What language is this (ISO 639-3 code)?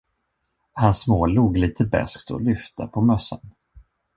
swe